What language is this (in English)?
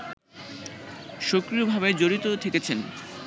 Bangla